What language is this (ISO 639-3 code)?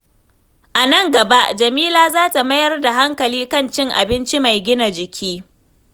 hau